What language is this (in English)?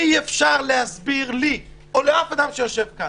Hebrew